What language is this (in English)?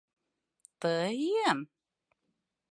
Mari